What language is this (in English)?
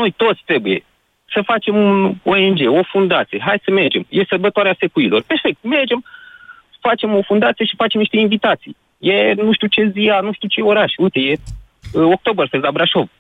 Romanian